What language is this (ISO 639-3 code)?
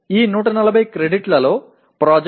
tam